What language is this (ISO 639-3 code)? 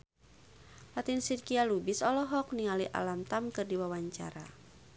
sun